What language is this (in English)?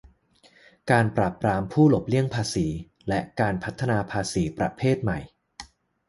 Thai